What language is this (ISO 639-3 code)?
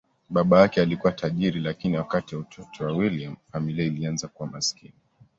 swa